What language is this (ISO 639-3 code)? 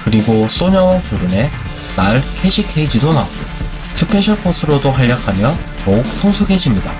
kor